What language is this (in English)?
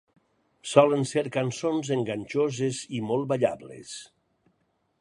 Catalan